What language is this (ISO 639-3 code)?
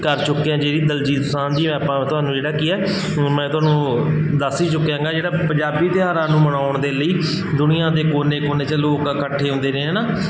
pan